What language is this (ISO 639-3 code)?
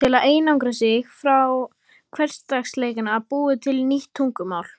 isl